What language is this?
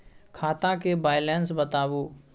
Maithili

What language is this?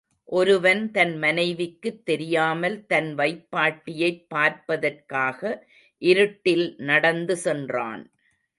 Tamil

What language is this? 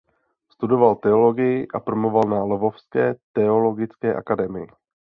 Czech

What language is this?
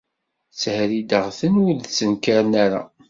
Kabyle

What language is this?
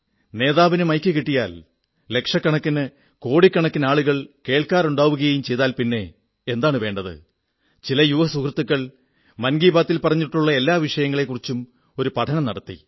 Malayalam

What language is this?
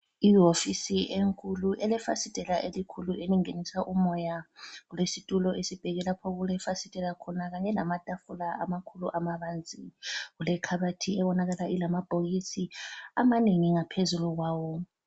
North Ndebele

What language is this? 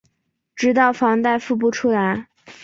Chinese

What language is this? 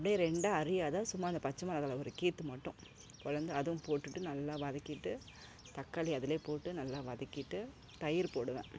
Tamil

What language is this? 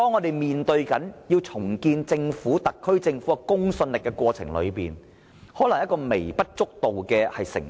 Cantonese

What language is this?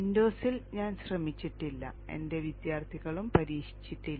Malayalam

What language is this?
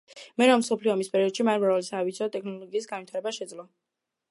Georgian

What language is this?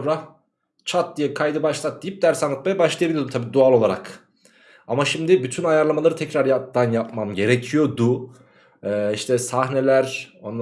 Turkish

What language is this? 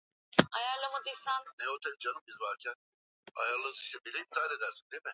Swahili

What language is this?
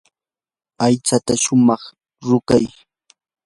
Yanahuanca Pasco Quechua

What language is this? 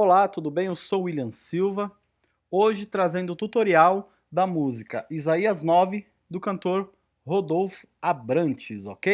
Portuguese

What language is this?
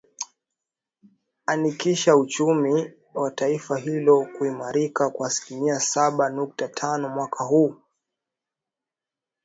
Swahili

